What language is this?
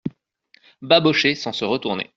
French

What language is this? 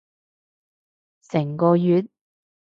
Cantonese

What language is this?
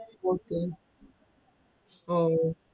Malayalam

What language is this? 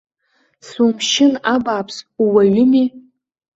Abkhazian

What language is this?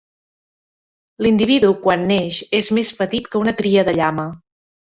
Catalan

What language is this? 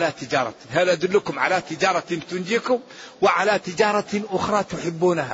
Arabic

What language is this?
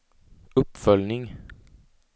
Swedish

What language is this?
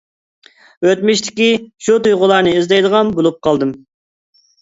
Uyghur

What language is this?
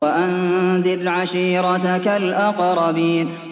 Arabic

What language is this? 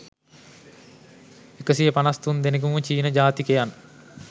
Sinhala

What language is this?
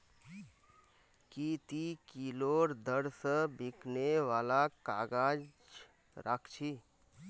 Magahi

